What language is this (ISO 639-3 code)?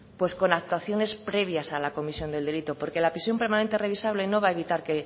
spa